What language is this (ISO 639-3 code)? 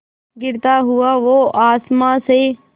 hin